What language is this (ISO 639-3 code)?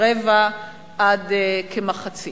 heb